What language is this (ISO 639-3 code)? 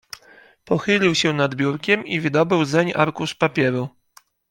pol